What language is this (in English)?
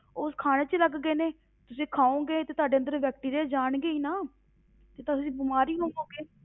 Punjabi